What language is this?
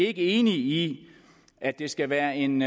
Danish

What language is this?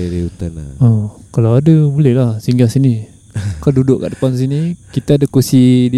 Malay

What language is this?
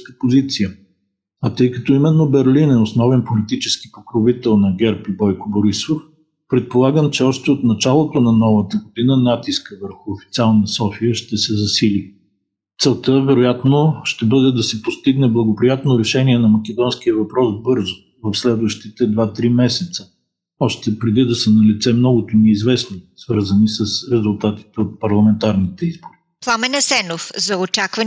Bulgarian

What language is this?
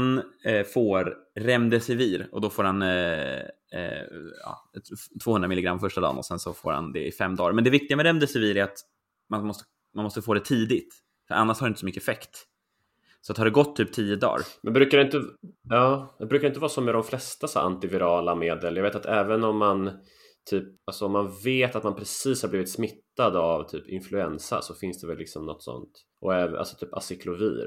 Swedish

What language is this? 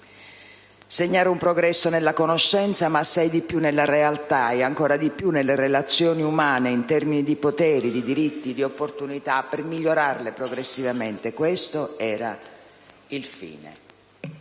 Italian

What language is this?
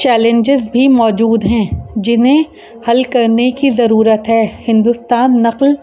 Urdu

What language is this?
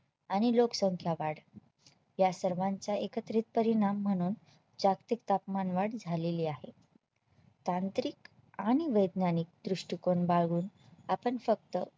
Marathi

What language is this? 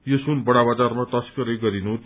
Nepali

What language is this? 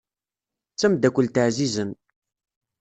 Kabyle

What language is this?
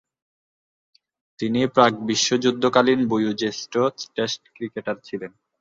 Bangla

